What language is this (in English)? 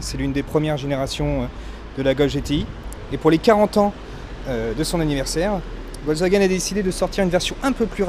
French